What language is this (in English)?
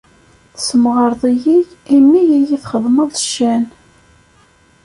Kabyle